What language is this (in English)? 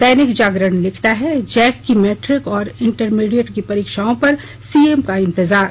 Hindi